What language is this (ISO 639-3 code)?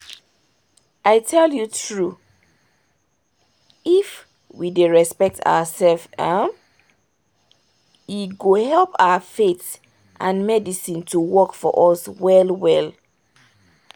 pcm